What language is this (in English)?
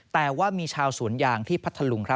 Thai